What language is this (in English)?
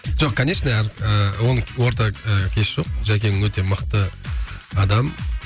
Kazakh